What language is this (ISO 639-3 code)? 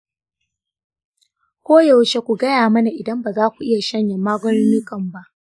hau